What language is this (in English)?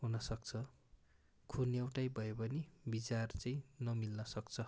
Nepali